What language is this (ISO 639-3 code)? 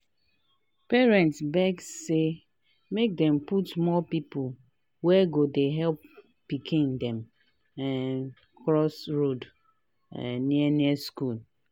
pcm